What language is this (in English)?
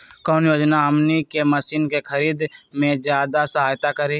Magahi